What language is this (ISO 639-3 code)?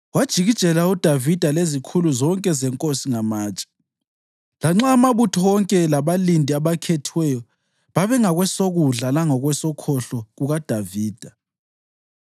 nde